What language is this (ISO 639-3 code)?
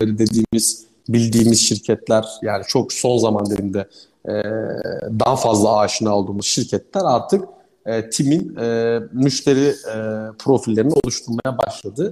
tur